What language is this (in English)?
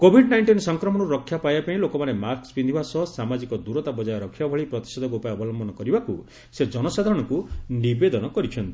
Odia